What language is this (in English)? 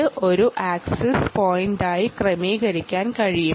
Malayalam